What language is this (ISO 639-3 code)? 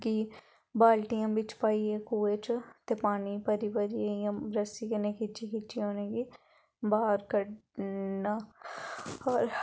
doi